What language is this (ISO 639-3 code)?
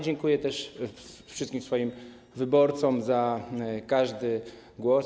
pol